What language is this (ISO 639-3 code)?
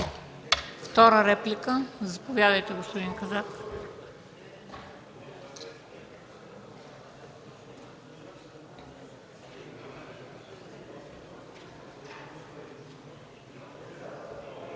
bul